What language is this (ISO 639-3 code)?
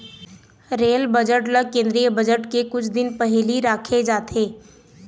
hne